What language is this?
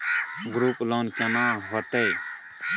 Maithili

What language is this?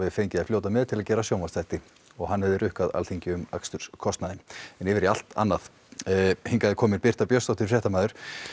Icelandic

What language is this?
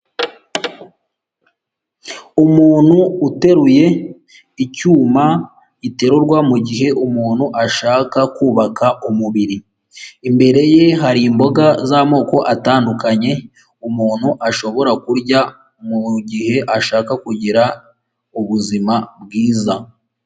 Kinyarwanda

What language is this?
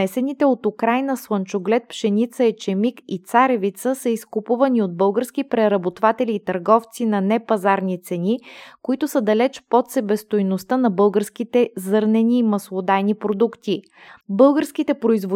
Bulgarian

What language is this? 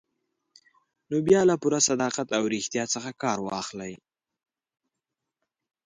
Pashto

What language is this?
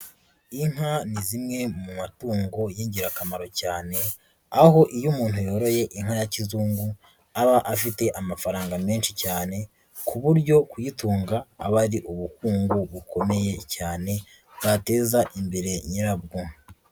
Kinyarwanda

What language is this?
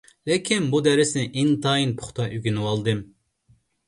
Uyghur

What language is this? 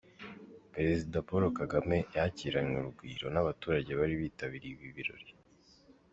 Kinyarwanda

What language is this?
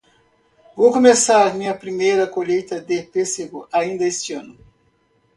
Portuguese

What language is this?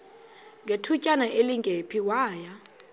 Xhosa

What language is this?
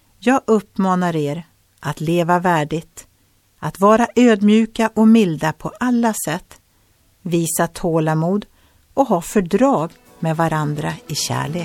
Swedish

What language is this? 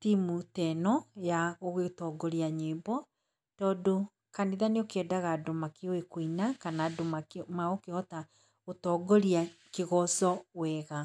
Kikuyu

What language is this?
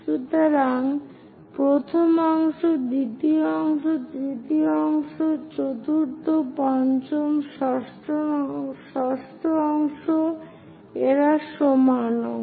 Bangla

